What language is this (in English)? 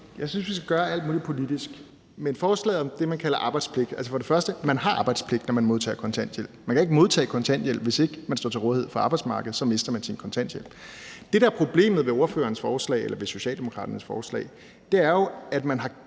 Danish